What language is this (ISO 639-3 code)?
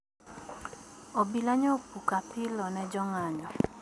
luo